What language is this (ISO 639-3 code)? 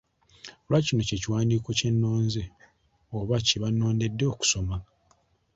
lug